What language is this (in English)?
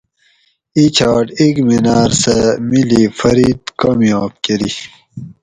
Gawri